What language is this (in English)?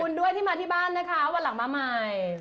Thai